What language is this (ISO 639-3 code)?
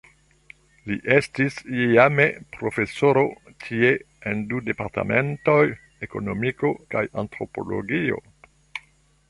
epo